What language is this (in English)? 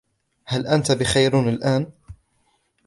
Arabic